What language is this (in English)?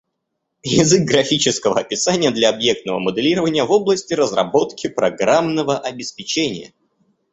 Russian